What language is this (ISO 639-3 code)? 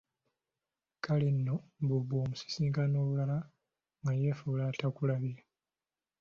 lug